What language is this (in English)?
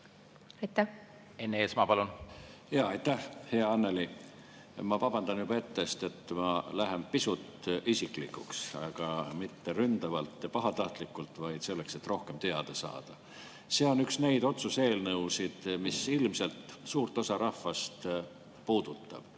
Estonian